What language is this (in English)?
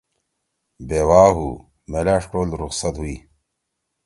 Torwali